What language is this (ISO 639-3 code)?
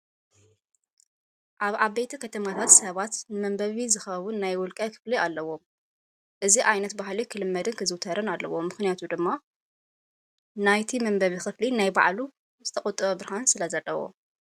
tir